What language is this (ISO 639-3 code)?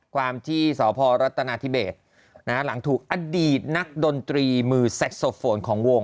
tha